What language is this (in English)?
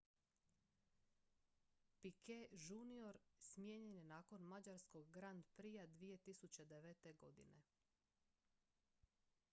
Croatian